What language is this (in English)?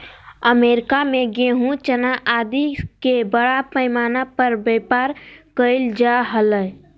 Magahi